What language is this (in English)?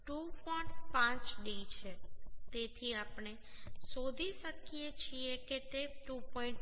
Gujarati